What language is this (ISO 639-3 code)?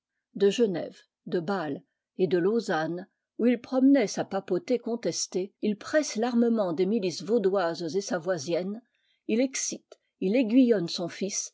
fra